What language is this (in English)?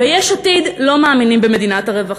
Hebrew